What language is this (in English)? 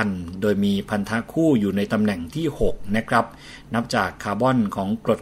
Thai